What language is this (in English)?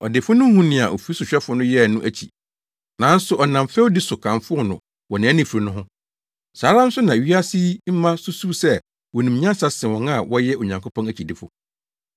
Akan